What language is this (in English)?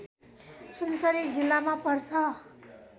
Nepali